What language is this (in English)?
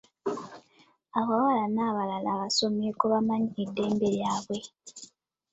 Ganda